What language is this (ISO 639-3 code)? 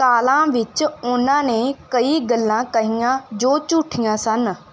pan